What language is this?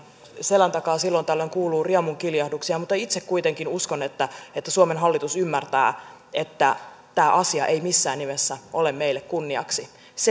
Finnish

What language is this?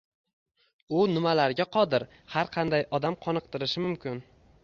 Uzbek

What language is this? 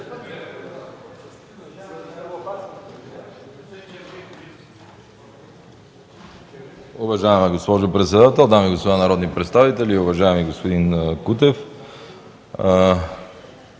Bulgarian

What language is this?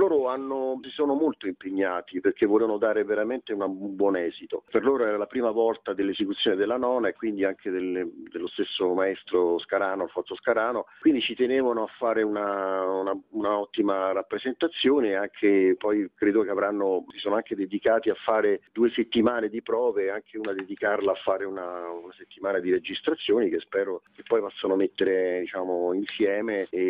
Italian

